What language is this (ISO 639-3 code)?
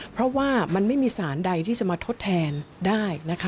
tha